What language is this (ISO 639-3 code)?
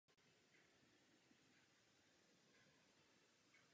ces